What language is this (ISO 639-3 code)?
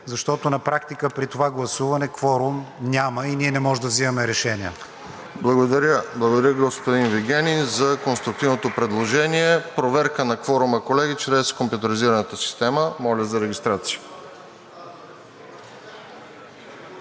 bul